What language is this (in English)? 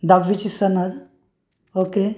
Marathi